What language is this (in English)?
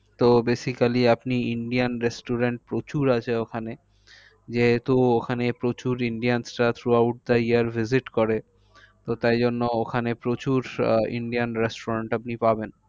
Bangla